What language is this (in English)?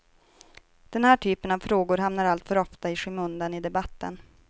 Swedish